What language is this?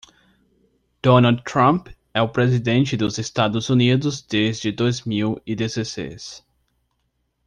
Portuguese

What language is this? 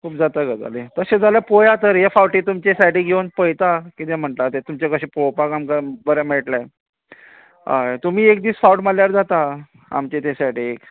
Konkani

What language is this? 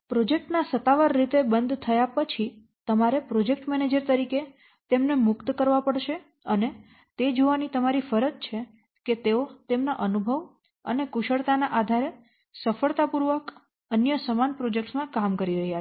Gujarati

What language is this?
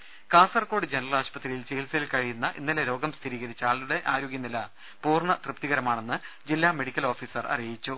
Malayalam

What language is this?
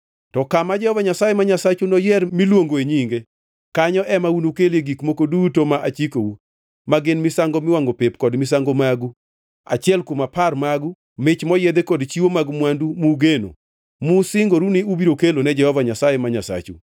Luo (Kenya and Tanzania)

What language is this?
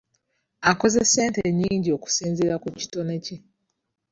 Ganda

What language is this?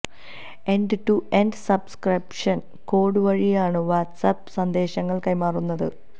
Malayalam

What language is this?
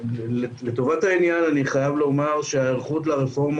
Hebrew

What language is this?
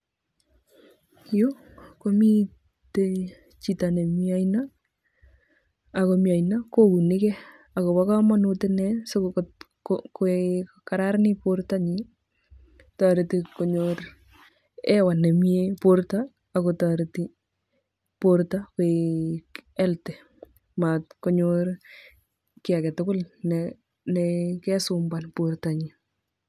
Kalenjin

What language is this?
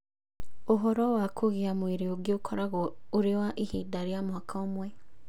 Kikuyu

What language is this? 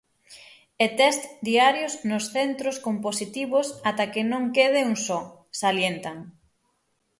Galician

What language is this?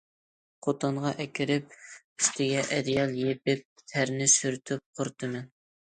Uyghur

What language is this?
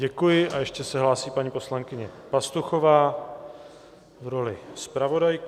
Czech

